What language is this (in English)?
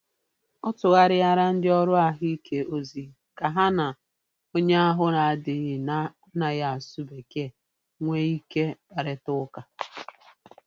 Igbo